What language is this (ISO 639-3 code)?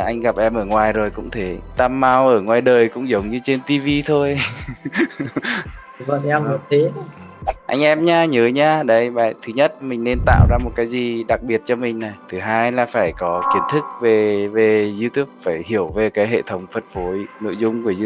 vie